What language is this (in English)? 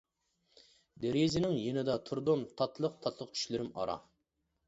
Uyghur